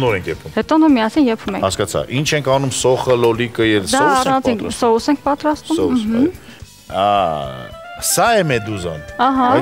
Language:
Romanian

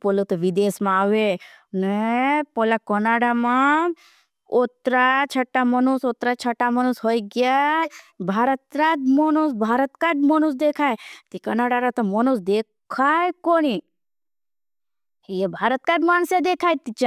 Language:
Bhili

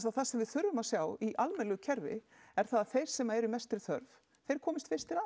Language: Icelandic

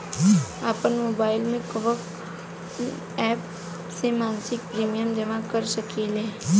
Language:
Bhojpuri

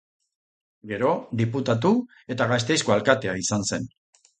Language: Basque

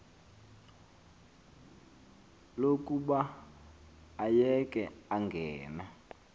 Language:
Xhosa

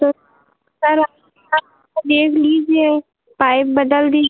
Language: Hindi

